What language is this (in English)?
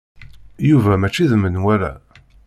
Kabyle